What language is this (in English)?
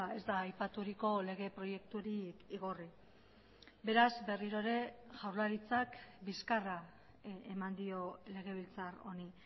Basque